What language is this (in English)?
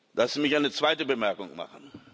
German